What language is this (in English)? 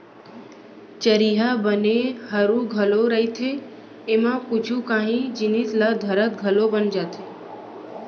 Chhattisgarhi